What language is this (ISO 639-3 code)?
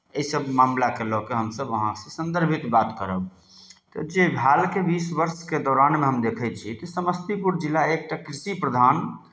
mai